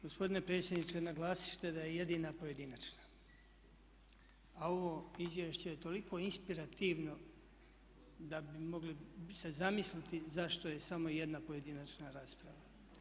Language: Croatian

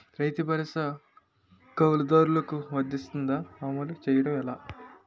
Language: Telugu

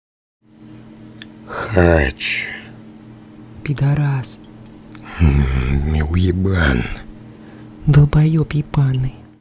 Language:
Russian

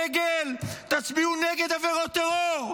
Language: Hebrew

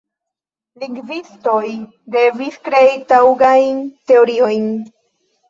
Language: Esperanto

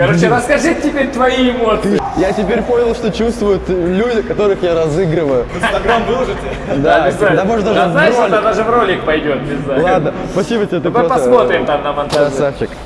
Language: Russian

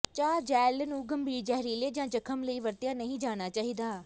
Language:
Punjabi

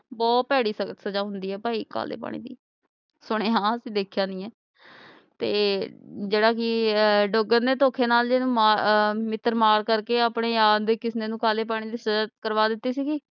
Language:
Punjabi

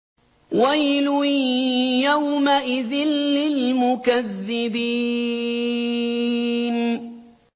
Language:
Arabic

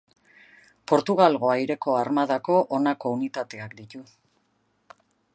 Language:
Basque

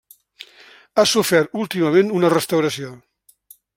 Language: Catalan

